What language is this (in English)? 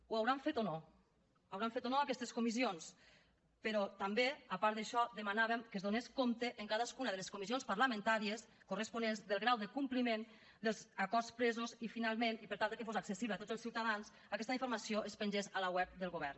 Catalan